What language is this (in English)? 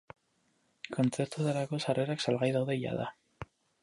Basque